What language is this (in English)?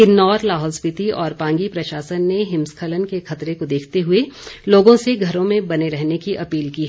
Hindi